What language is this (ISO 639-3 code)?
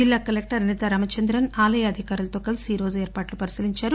tel